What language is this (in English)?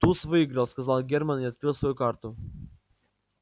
Russian